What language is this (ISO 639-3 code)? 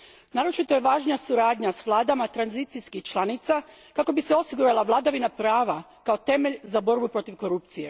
hrv